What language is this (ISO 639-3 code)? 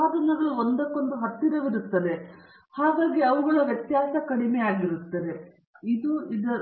kan